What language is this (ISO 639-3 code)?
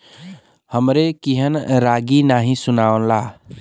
bho